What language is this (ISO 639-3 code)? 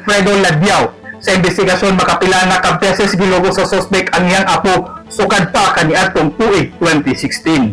fil